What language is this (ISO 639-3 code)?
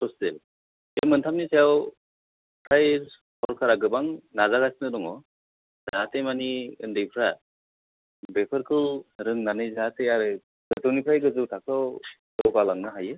brx